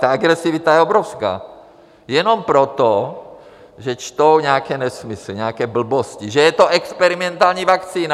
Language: Czech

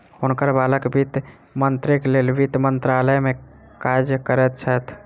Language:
Maithili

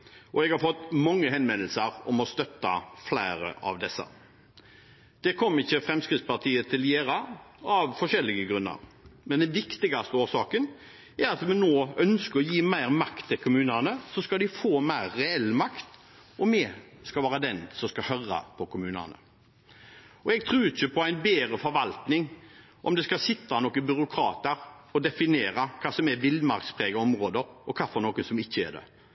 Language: Norwegian Bokmål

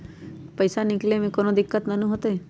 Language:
Magahi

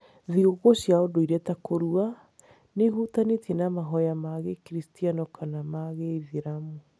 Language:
Kikuyu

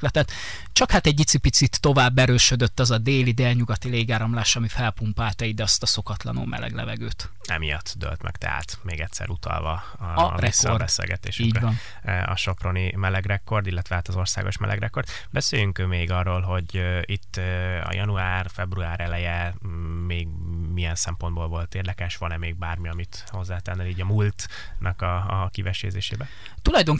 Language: Hungarian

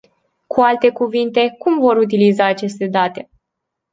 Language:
Romanian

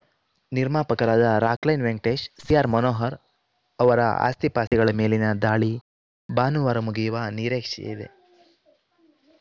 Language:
Kannada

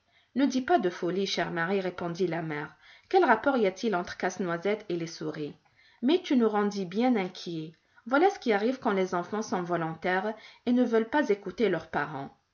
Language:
French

